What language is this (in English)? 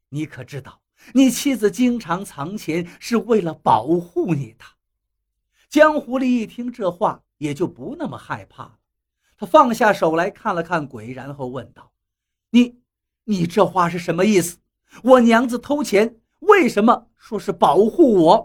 Chinese